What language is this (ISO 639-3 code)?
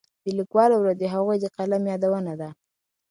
pus